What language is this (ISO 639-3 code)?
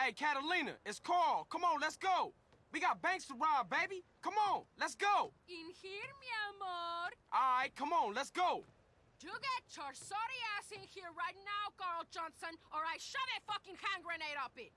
tur